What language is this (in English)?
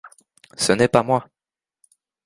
French